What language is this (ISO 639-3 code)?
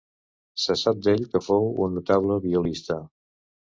cat